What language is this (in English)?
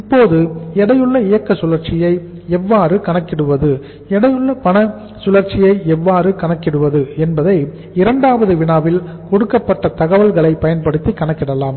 Tamil